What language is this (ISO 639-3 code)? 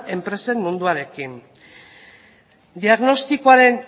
eus